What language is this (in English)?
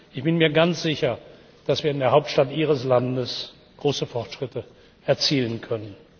German